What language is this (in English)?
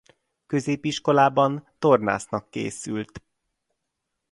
Hungarian